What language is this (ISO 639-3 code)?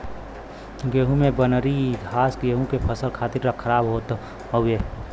bho